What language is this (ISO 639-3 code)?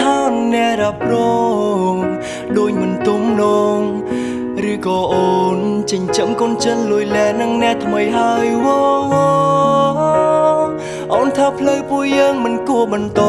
vie